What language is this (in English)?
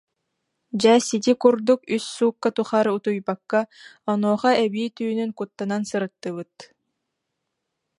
Yakut